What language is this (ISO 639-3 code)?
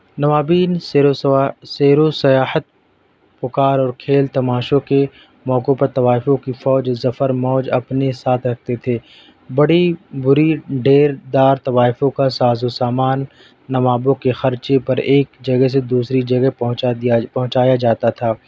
urd